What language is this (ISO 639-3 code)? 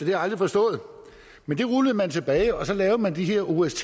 dan